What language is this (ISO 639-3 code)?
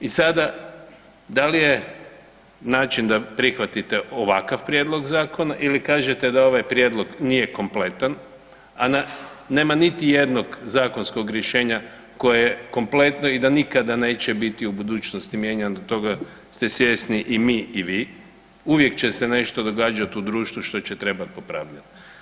hrv